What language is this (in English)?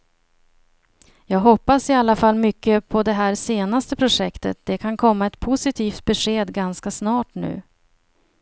Swedish